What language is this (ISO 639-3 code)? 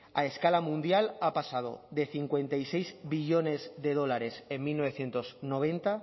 spa